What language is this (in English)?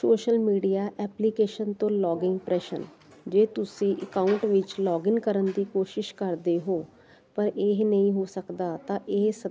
Punjabi